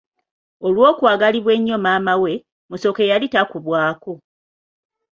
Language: Ganda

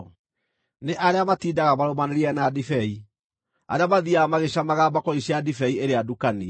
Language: Kikuyu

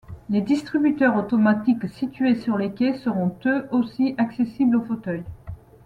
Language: French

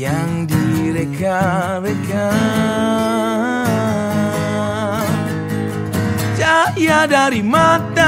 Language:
Malay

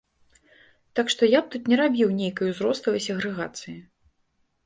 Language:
Belarusian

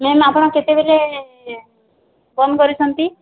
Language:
Odia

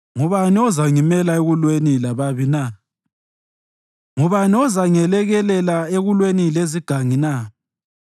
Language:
North Ndebele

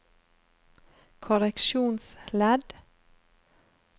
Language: Norwegian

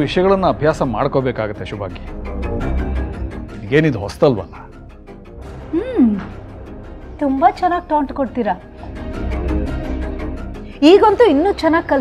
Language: Hindi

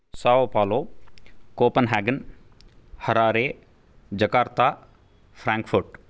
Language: Sanskrit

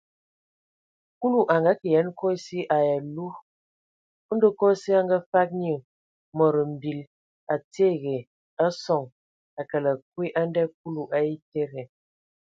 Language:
Ewondo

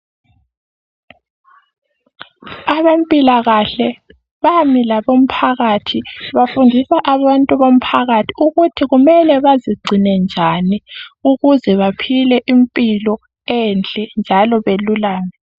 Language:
North Ndebele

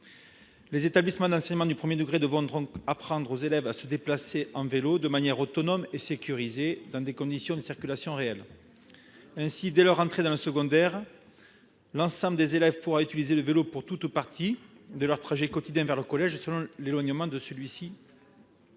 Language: French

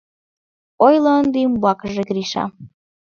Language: Mari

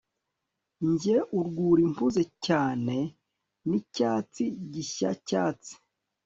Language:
Kinyarwanda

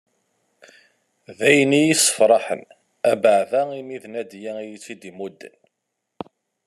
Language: Kabyle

